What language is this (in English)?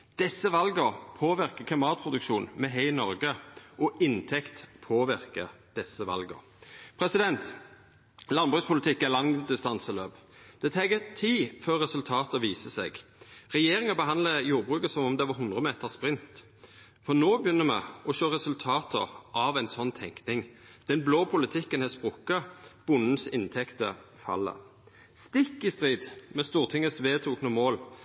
Norwegian Nynorsk